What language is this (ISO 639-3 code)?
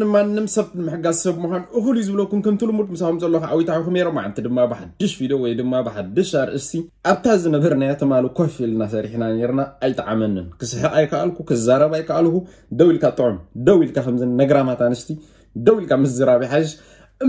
ara